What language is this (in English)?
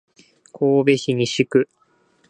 Japanese